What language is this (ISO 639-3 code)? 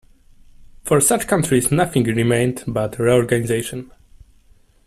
eng